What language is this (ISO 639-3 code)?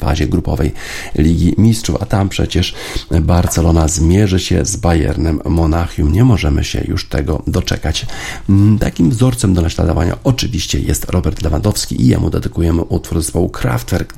pol